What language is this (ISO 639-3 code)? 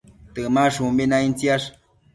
mcf